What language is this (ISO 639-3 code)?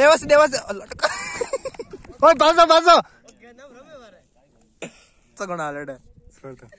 tha